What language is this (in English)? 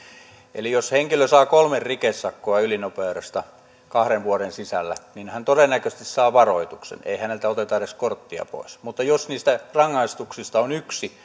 Finnish